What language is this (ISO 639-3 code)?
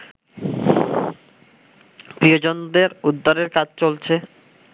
ben